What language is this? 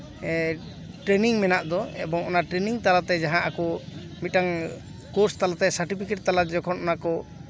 Santali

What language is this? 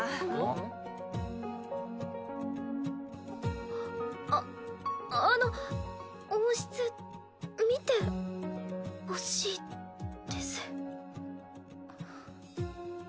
Japanese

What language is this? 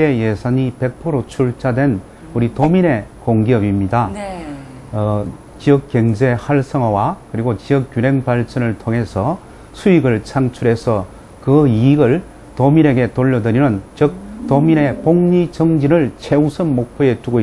Korean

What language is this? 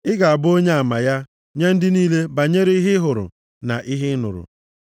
Igbo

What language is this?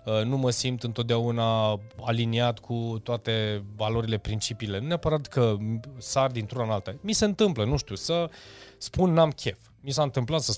Romanian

